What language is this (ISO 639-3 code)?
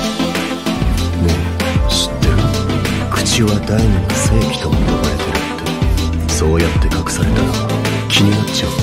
jpn